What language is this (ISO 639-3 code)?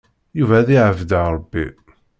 kab